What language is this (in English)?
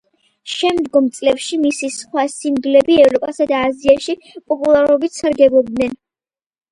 Georgian